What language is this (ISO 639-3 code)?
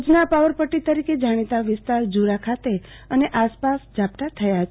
guj